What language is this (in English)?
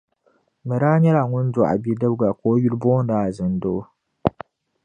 Dagbani